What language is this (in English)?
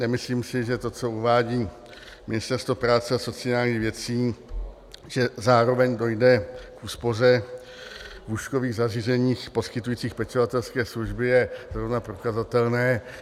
Czech